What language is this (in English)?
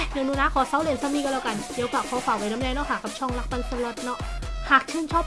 Thai